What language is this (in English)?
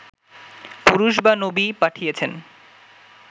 Bangla